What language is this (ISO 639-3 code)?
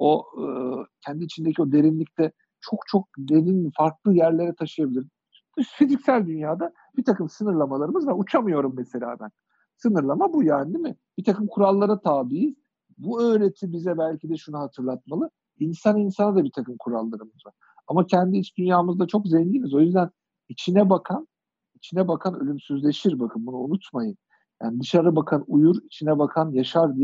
tur